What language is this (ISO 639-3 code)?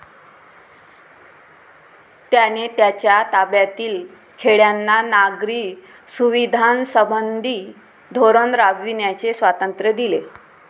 mar